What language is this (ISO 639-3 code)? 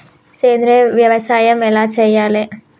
tel